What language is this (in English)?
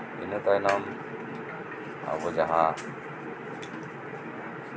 Santali